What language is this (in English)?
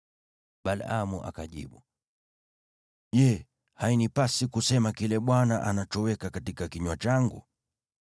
Swahili